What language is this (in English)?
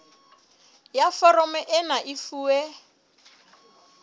Southern Sotho